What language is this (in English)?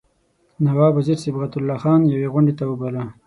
Pashto